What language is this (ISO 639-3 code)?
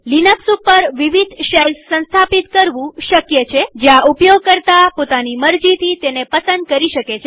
guj